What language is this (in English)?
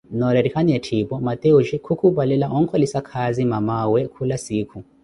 Koti